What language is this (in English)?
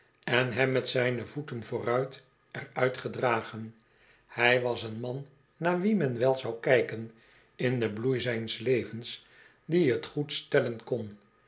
Dutch